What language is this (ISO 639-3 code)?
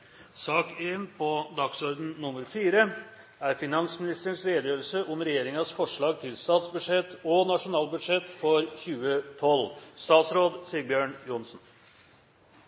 nob